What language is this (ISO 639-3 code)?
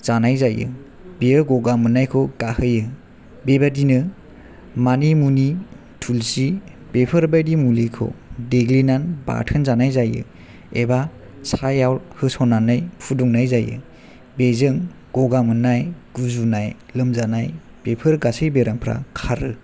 brx